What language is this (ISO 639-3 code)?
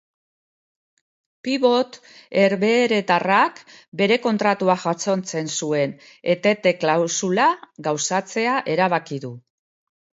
eus